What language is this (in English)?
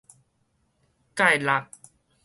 Min Nan Chinese